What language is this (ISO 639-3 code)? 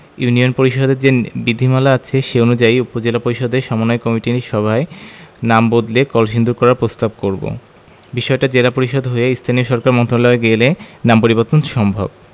ben